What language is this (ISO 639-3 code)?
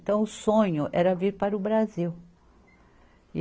por